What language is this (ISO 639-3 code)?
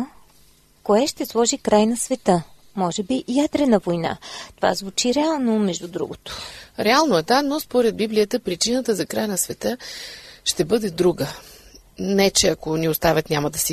bul